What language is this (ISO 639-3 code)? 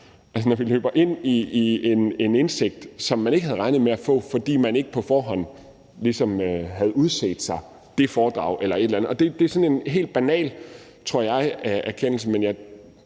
dan